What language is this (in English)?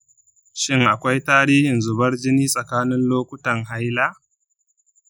Hausa